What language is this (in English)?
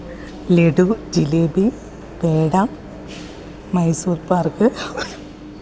Malayalam